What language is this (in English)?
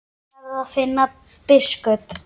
Icelandic